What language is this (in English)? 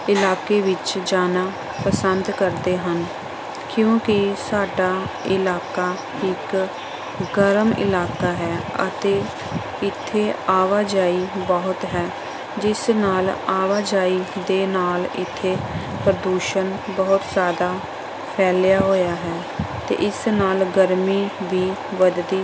Punjabi